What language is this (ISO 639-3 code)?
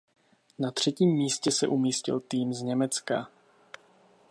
ces